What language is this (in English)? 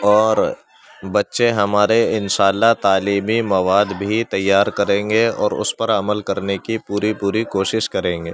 Urdu